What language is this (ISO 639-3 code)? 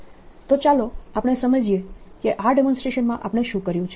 guj